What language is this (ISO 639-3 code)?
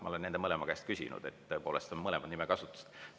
est